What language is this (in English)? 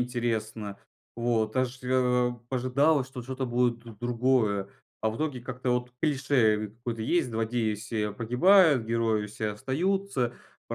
Russian